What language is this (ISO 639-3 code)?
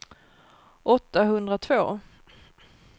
swe